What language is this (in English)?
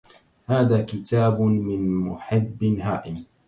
Arabic